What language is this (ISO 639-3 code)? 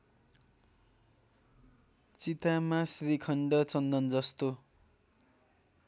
nep